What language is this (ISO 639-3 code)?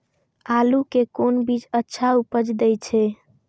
mai